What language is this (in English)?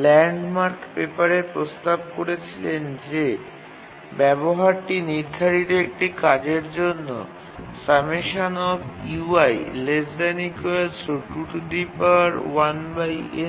Bangla